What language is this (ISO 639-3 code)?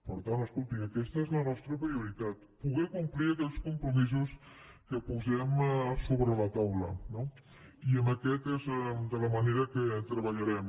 cat